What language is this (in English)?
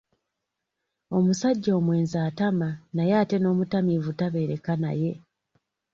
Ganda